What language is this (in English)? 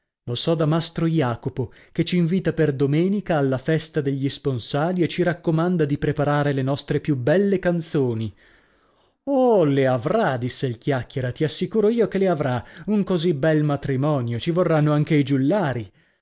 Italian